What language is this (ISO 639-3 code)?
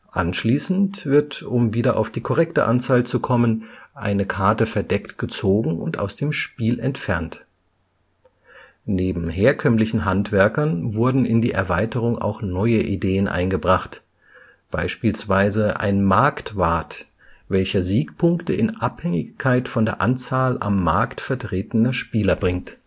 deu